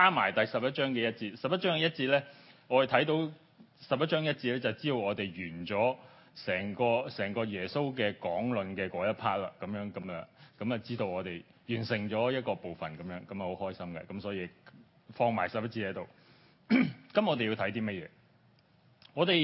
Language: Chinese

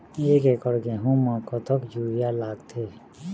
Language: Chhattisgarhi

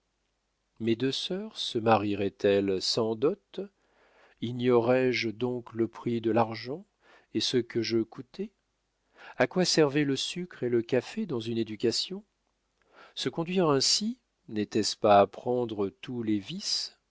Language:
French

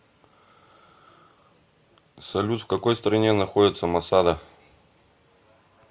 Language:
Russian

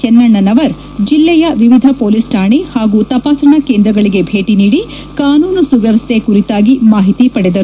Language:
Kannada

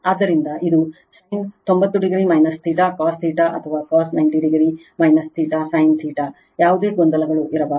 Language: Kannada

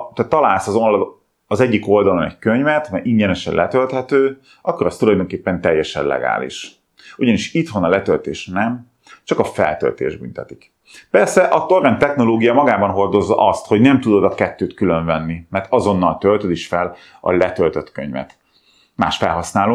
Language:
Hungarian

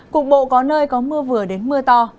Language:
Vietnamese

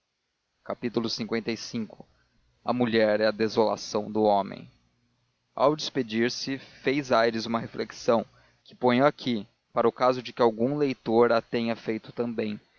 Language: Portuguese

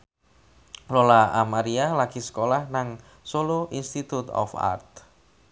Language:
Javanese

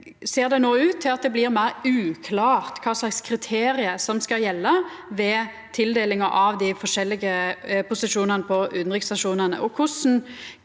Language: Norwegian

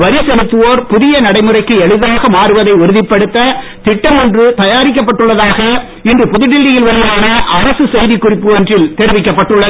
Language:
Tamil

